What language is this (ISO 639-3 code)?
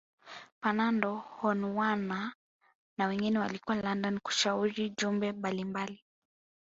swa